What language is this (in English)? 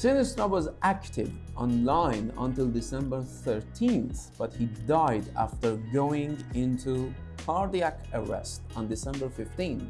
Persian